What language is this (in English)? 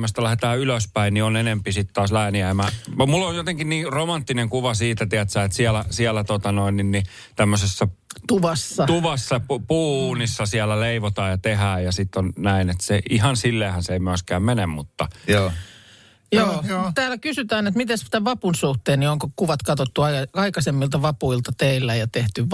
Finnish